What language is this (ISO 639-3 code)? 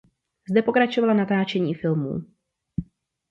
ces